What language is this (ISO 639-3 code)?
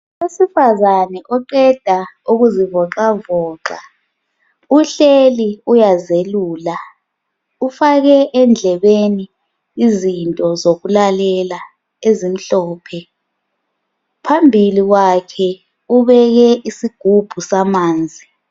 nde